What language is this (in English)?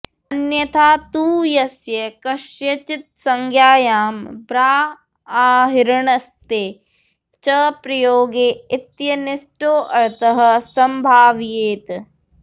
Sanskrit